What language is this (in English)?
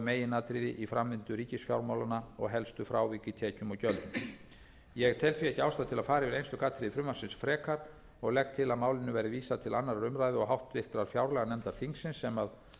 Icelandic